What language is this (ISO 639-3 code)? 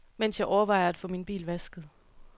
dan